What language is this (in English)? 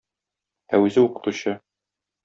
Tatar